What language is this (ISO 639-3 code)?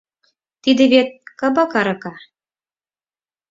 chm